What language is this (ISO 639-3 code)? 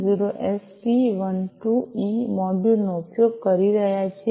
guj